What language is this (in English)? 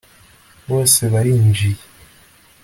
Kinyarwanda